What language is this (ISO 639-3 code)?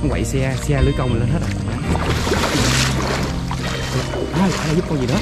vie